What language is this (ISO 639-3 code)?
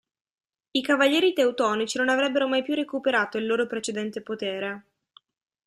ita